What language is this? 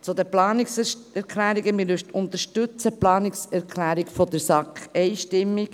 Swiss German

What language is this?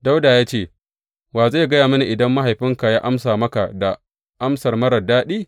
Hausa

